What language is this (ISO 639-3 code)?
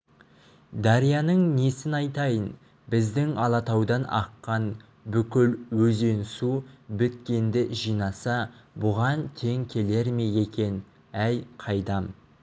kaz